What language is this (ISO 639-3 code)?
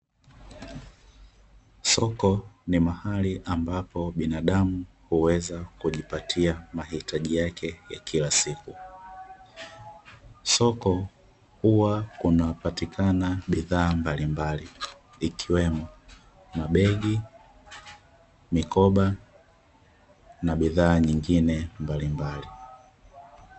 swa